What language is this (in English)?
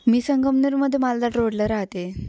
Marathi